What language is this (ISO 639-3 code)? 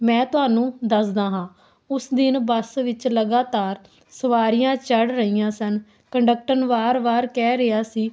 pan